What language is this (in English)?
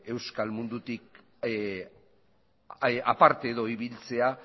Basque